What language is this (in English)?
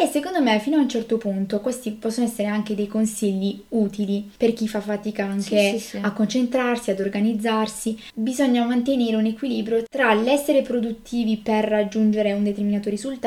Italian